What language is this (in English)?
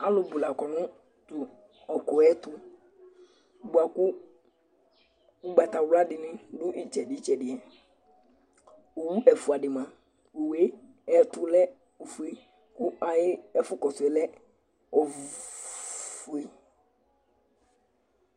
Ikposo